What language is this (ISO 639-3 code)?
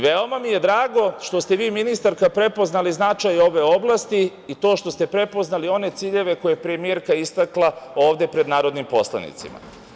srp